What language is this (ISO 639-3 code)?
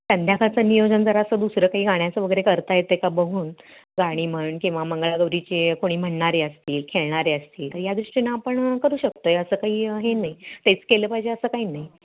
mar